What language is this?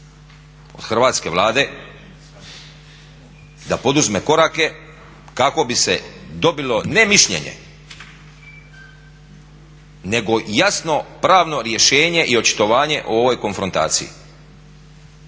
Croatian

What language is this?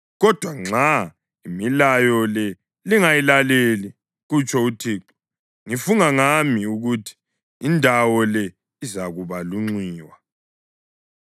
North Ndebele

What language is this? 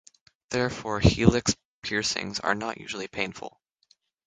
English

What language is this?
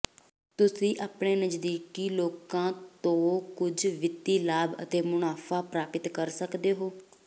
Punjabi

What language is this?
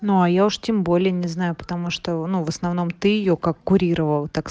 Russian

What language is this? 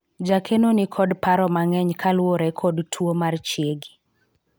Luo (Kenya and Tanzania)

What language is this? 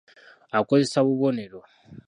Ganda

